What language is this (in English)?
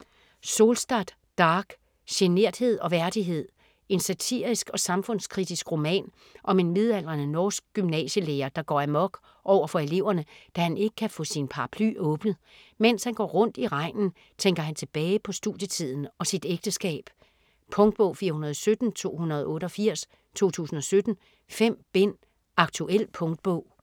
Danish